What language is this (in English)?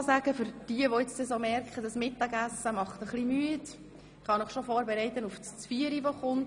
Swiss German